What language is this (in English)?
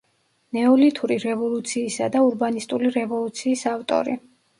Georgian